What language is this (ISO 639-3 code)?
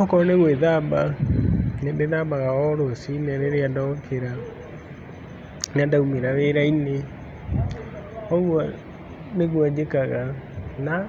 kik